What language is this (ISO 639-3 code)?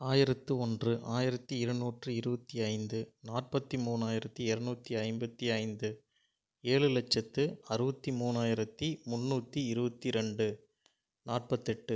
tam